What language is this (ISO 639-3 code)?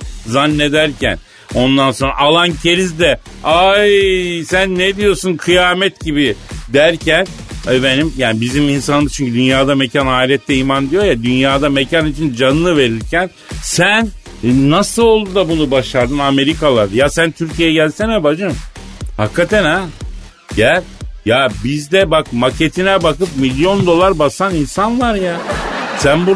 tur